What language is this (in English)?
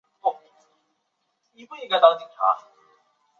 Chinese